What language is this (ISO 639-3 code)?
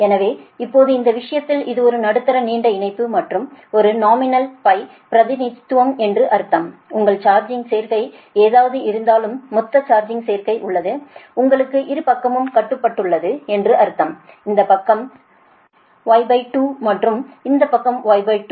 tam